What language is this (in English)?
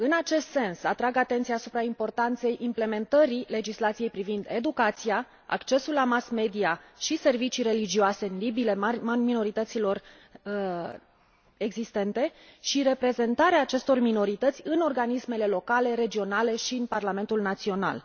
Romanian